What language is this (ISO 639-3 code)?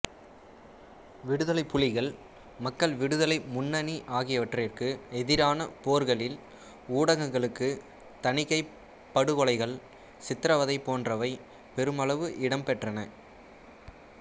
tam